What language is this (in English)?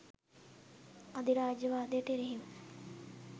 Sinhala